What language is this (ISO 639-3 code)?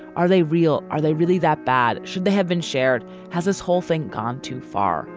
eng